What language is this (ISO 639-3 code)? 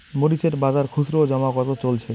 ben